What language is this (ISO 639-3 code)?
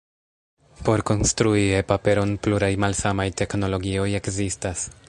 epo